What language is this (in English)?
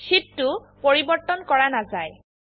Assamese